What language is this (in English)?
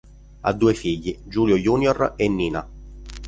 Italian